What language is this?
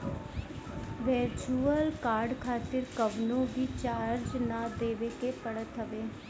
Bhojpuri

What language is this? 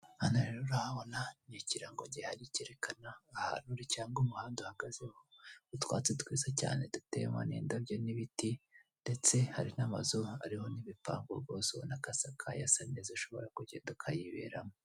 Kinyarwanda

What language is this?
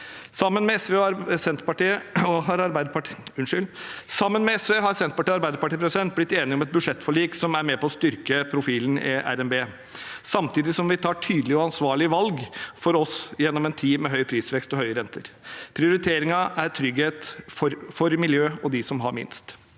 Norwegian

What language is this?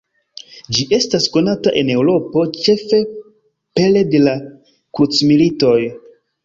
Esperanto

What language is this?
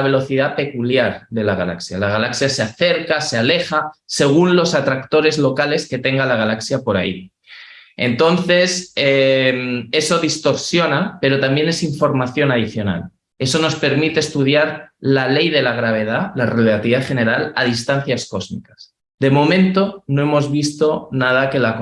Spanish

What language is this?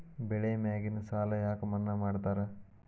Kannada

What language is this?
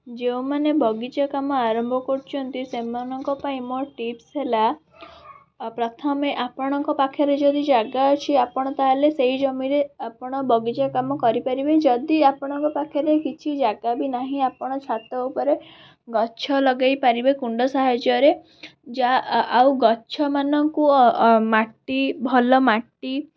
Odia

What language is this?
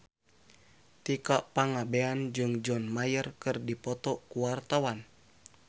Sundanese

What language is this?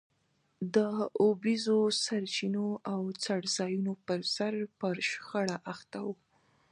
Pashto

